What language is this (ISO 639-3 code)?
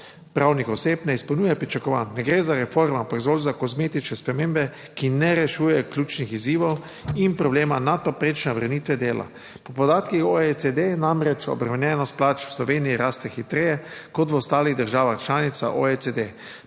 slv